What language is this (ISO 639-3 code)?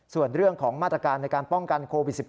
tha